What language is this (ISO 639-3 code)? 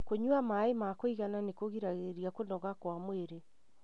kik